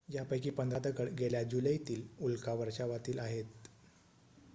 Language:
Marathi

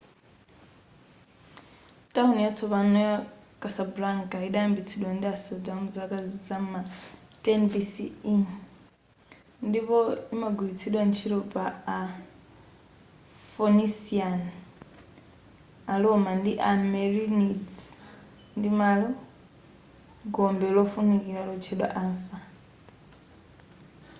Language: Nyanja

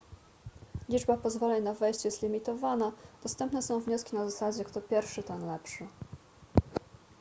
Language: Polish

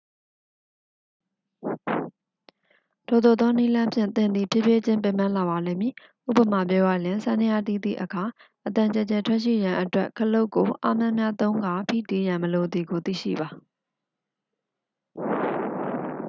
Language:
Burmese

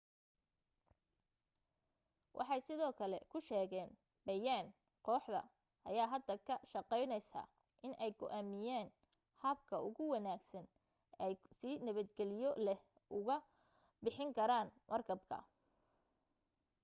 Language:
Somali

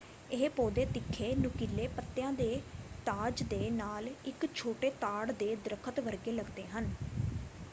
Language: Punjabi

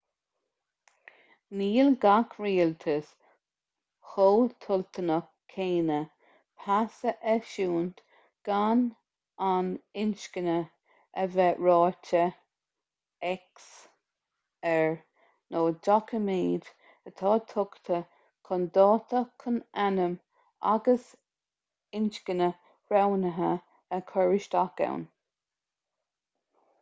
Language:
Irish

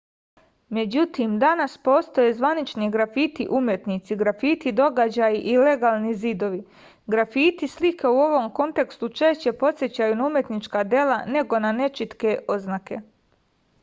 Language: Serbian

